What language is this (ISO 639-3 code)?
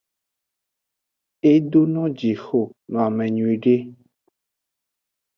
ajg